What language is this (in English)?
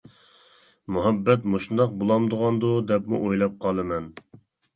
Uyghur